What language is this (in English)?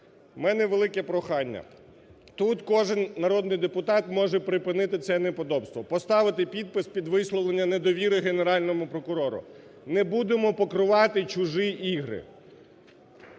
Ukrainian